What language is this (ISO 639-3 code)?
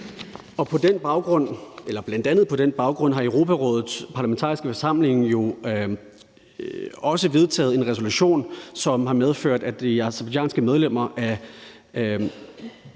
dan